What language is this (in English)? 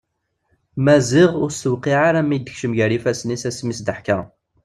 Kabyle